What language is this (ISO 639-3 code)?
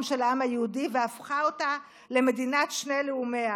heb